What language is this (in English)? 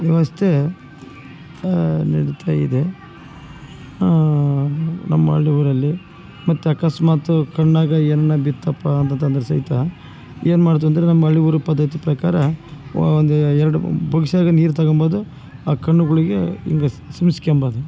Kannada